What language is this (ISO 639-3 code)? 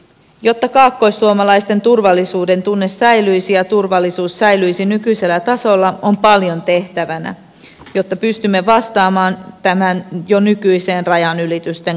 fin